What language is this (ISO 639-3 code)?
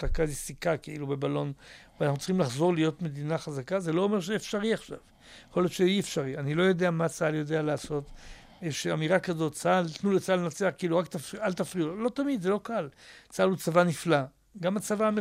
heb